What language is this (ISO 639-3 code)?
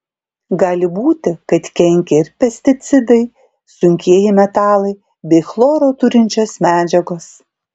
lit